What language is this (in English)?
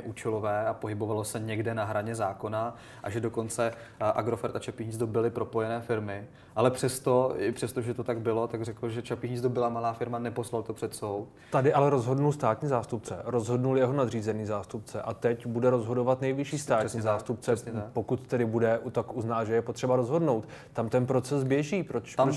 Czech